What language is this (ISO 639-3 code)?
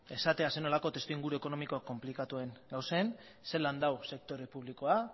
eus